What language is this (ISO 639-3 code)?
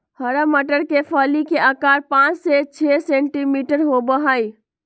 mag